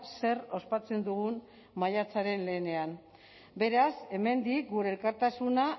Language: Basque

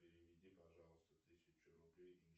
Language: Russian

